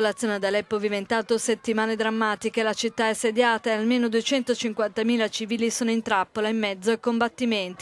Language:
Italian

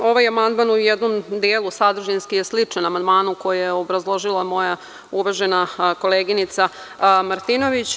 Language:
Serbian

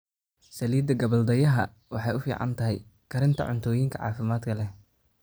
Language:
Somali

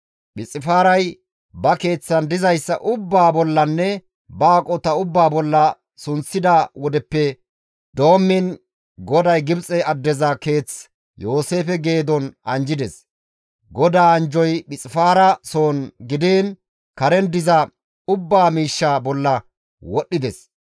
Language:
Gamo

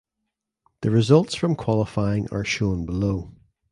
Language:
English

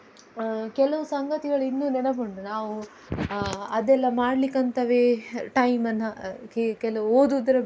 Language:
Kannada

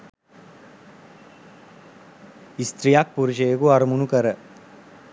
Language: Sinhala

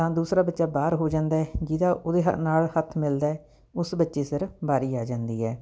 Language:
Punjabi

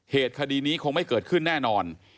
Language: Thai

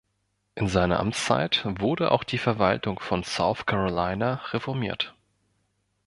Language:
German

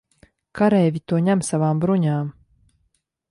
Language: Latvian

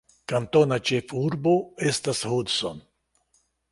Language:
Esperanto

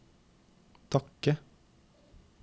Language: Norwegian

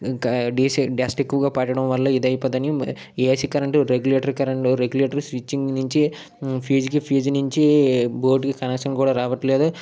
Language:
Telugu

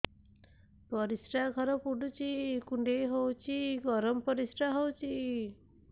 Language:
Odia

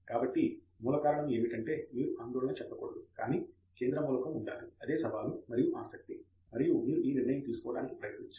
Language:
Telugu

